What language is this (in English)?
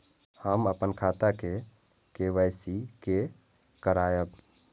Maithili